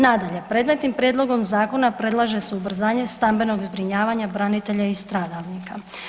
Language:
Croatian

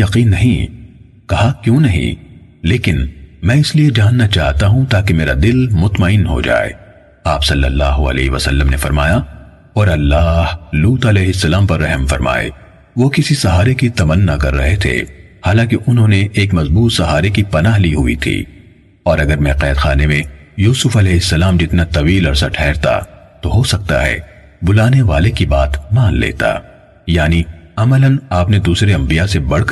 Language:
Urdu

